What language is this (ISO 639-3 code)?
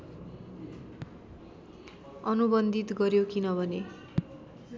nep